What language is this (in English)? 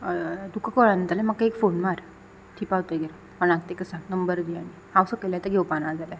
Konkani